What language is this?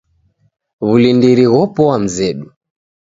Taita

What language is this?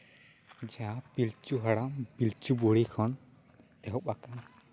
Santali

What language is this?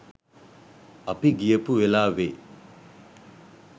Sinhala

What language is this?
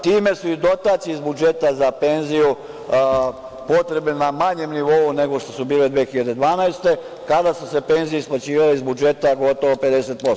Serbian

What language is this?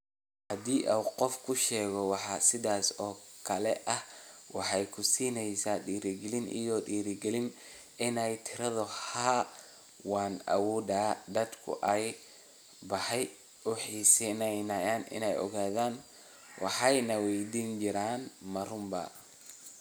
Somali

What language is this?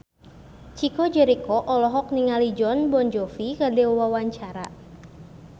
Sundanese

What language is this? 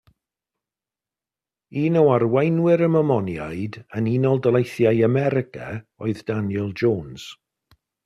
Welsh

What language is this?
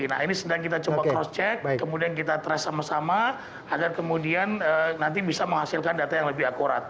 Indonesian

